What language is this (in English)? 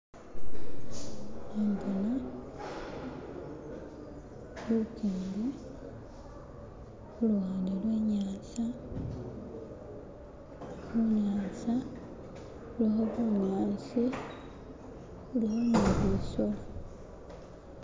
Masaaba